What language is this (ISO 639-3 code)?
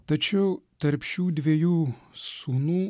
lit